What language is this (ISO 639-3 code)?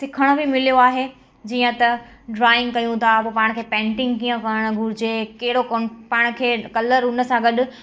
snd